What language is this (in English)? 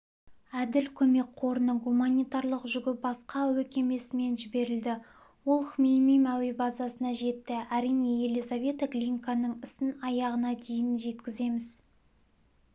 Kazakh